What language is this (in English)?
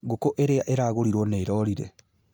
Kikuyu